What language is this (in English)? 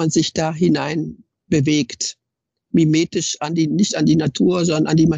German